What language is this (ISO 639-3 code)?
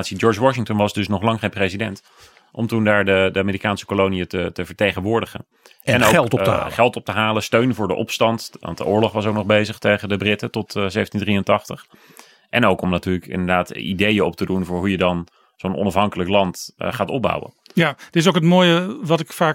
nld